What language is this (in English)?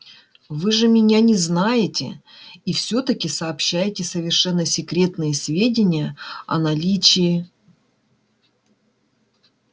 Russian